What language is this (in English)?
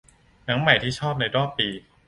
Thai